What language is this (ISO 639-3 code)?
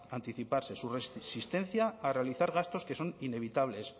spa